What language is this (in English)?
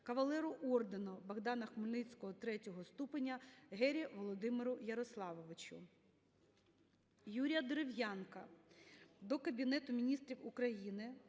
Ukrainian